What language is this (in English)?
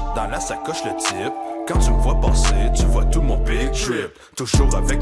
French